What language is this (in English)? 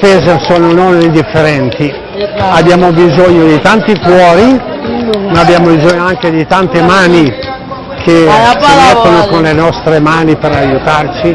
Italian